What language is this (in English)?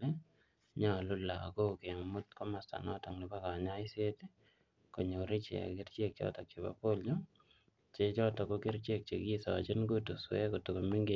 Kalenjin